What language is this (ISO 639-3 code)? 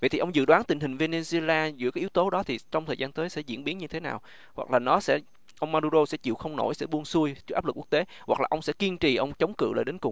vie